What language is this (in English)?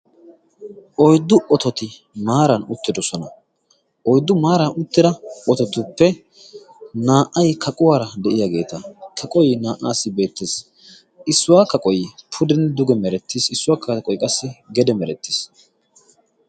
Wolaytta